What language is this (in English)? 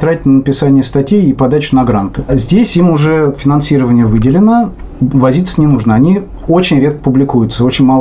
Russian